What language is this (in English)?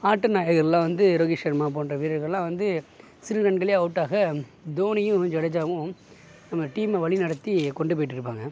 Tamil